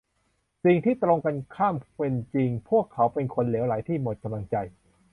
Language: Thai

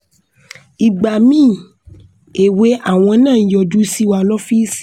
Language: Yoruba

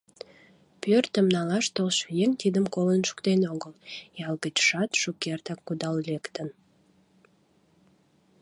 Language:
Mari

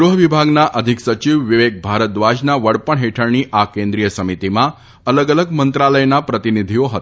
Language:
Gujarati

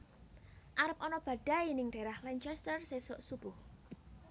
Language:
Javanese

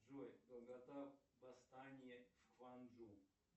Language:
Russian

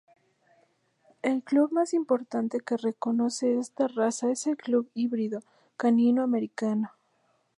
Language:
Spanish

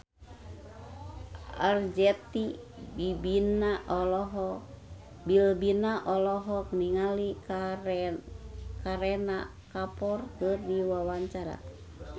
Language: Sundanese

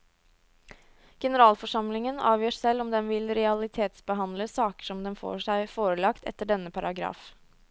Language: Norwegian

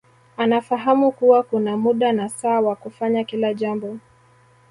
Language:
Swahili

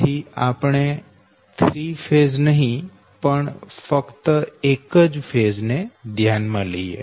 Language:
Gujarati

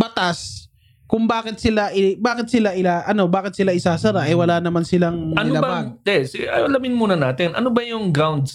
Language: Filipino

